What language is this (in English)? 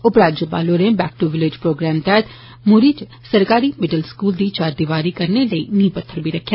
Dogri